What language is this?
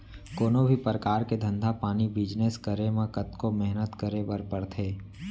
Chhattisgarhi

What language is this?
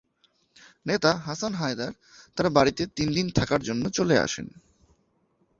Bangla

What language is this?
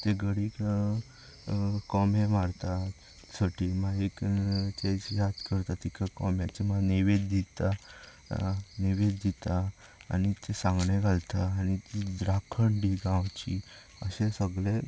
Konkani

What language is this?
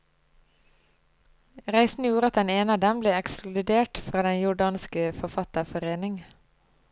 Norwegian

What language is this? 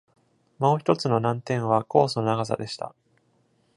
Japanese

